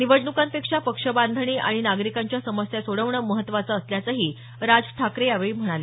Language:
Marathi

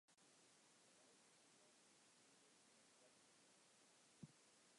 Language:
Western Frisian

